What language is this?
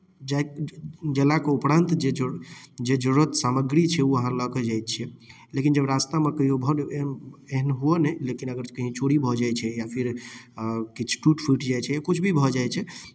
Maithili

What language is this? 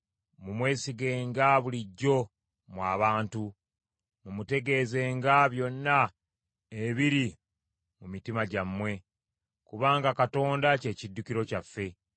Ganda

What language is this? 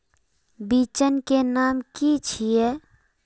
Magahi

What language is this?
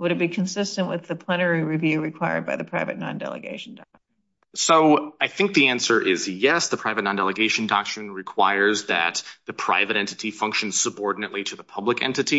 English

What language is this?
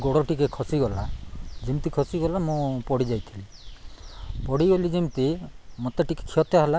Odia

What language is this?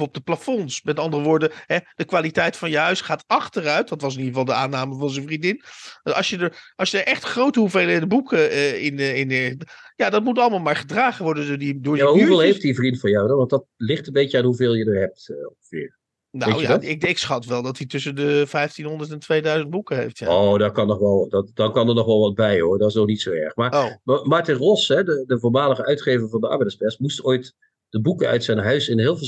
Dutch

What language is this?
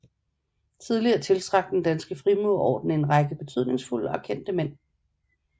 Danish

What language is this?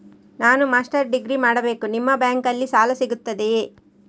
Kannada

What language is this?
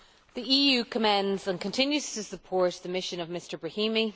English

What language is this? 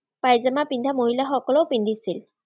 Assamese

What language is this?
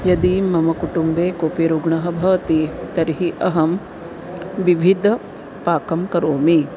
Sanskrit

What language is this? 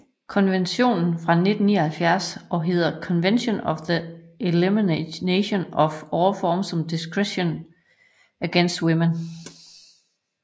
Danish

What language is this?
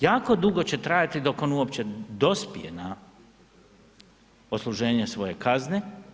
Croatian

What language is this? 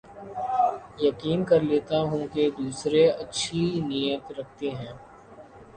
Urdu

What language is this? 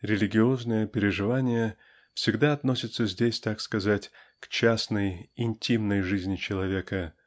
Russian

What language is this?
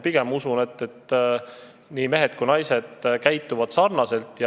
Estonian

